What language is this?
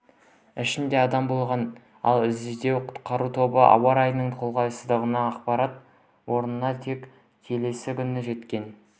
Kazakh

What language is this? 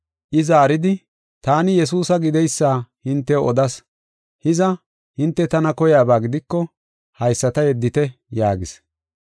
Gofa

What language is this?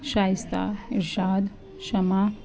Urdu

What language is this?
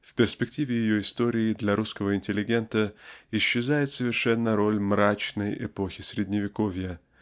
Russian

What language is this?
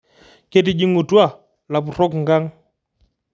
Masai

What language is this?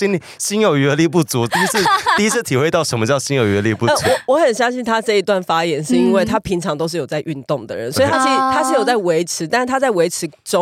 Chinese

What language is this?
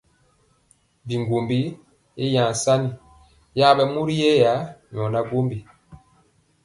Mpiemo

